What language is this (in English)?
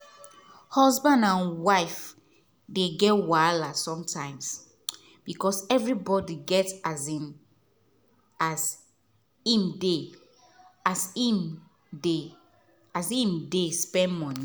Nigerian Pidgin